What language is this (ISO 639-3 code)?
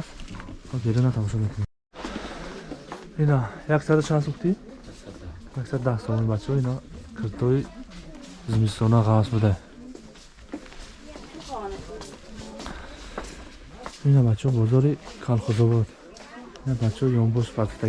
tur